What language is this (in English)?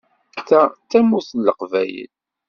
Kabyle